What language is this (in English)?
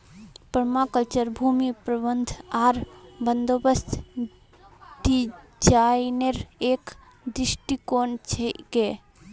Magahi